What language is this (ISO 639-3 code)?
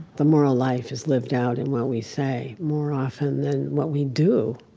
eng